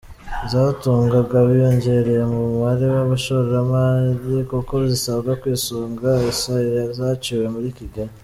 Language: Kinyarwanda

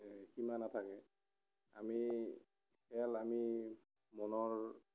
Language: Assamese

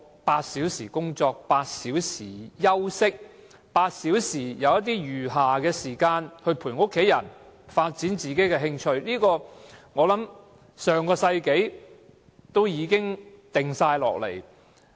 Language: Cantonese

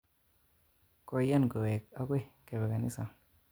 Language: Kalenjin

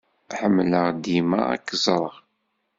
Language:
Kabyle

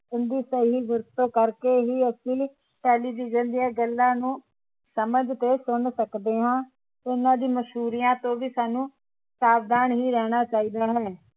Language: Punjabi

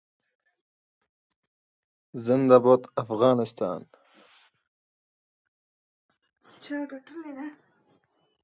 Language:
English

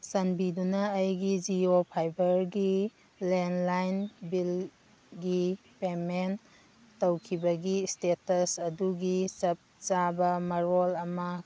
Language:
Manipuri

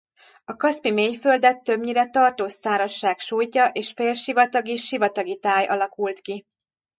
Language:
Hungarian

